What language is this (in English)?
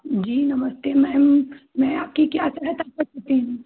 Hindi